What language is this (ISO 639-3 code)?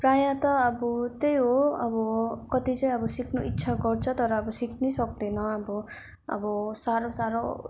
nep